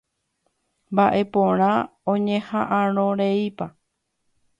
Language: Guarani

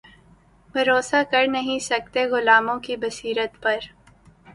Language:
Urdu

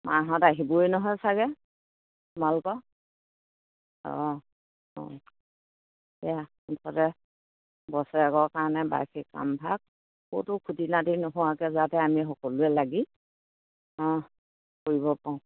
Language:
Assamese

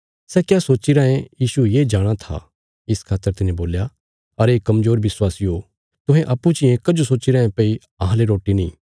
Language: Bilaspuri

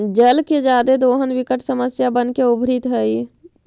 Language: Magahi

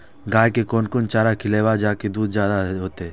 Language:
Maithili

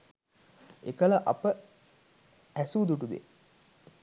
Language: Sinhala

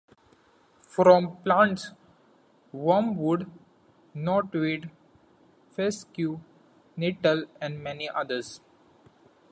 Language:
English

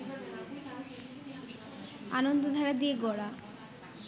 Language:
Bangla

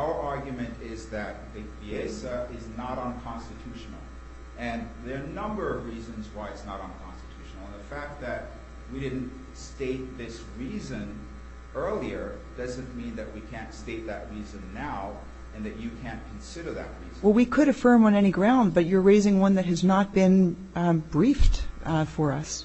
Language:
English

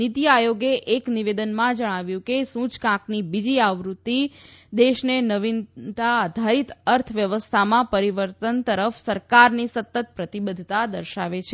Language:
Gujarati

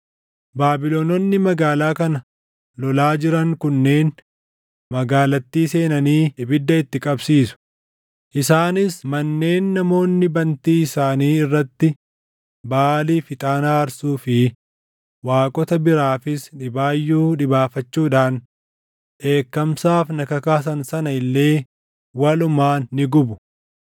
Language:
Oromo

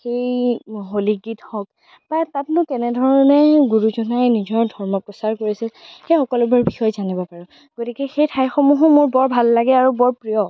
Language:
Assamese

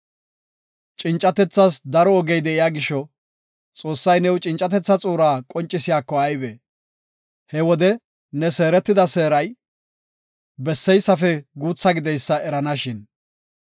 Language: Gofa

